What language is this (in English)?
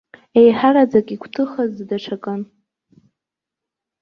Abkhazian